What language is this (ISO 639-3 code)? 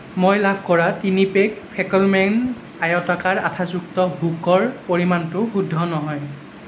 asm